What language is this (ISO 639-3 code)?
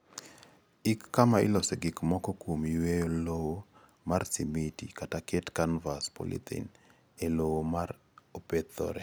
luo